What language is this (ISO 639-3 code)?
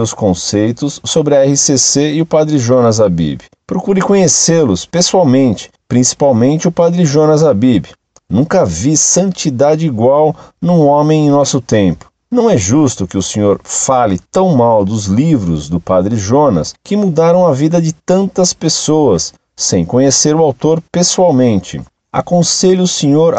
por